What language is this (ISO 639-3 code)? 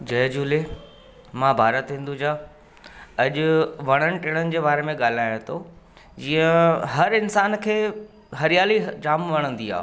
snd